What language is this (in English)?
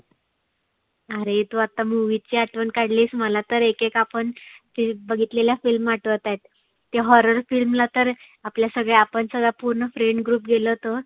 Marathi